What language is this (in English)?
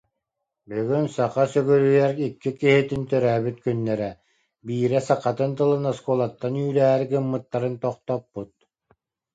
Yakut